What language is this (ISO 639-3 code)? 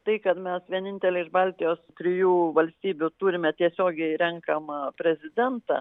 lit